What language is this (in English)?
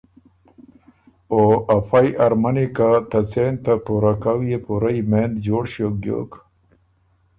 Ormuri